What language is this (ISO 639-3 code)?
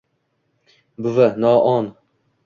uzb